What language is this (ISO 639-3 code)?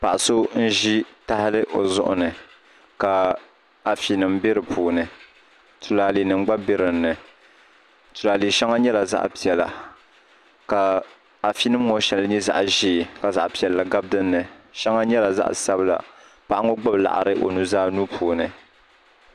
dag